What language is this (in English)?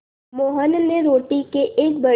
Hindi